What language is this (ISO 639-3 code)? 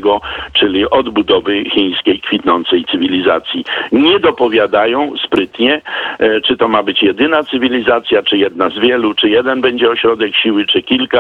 pol